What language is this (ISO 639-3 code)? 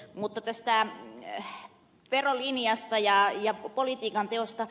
fin